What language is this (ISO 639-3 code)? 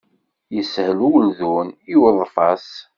kab